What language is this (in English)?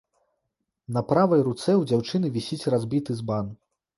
Belarusian